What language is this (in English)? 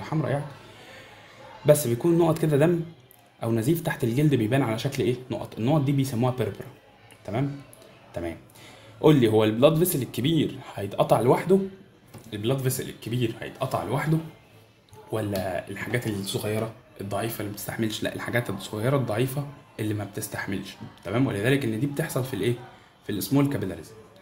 Arabic